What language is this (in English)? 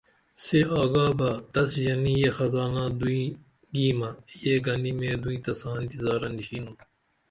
Dameli